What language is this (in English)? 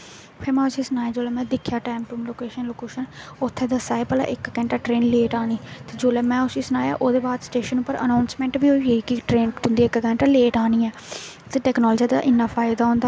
Dogri